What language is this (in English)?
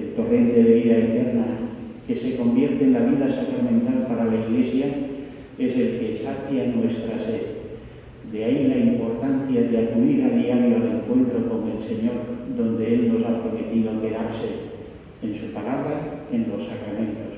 Spanish